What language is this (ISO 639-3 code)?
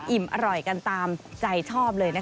tha